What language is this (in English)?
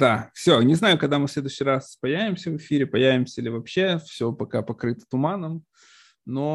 Russian